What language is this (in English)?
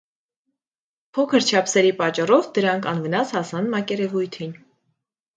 Armenian